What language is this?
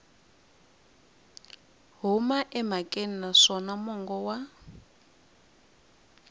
Tsonga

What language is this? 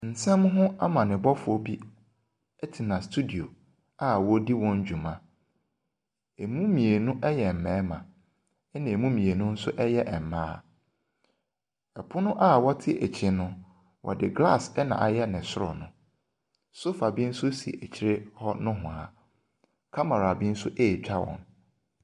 Akan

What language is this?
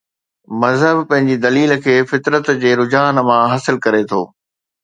Sindhi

